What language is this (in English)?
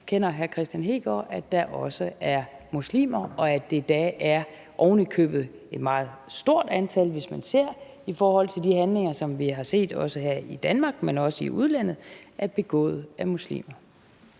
Danish